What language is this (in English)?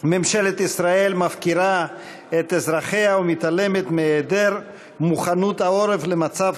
Hebrew